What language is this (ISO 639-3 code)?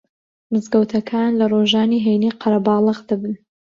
ckb